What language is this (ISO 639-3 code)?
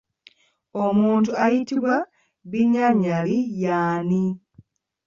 lug